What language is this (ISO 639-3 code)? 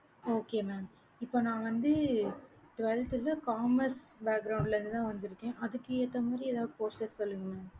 tam